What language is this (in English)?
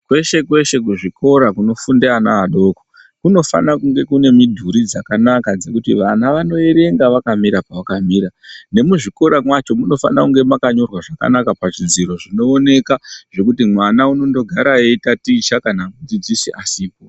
Ndau